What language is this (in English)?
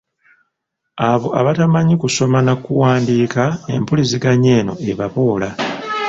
Ganda